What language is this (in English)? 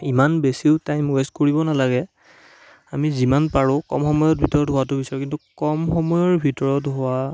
Assamese